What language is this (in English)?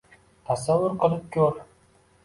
Uzbek